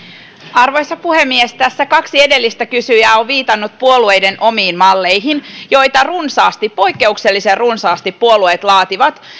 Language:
Finnish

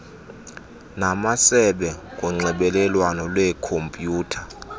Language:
Xhosa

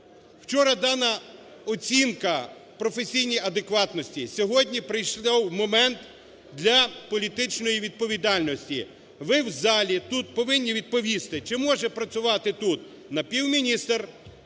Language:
Ukrainian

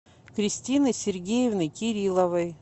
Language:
Russian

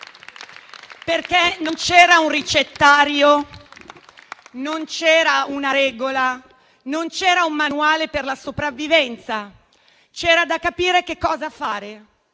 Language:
Italian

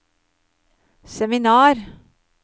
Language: Norwegian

